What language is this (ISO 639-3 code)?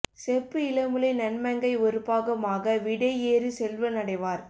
tam